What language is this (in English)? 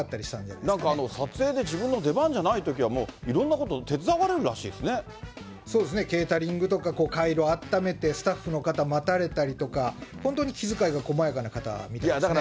Japanese